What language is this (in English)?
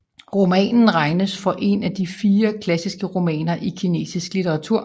Danish